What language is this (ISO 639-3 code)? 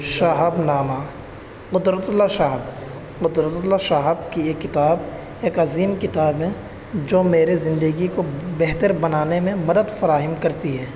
urd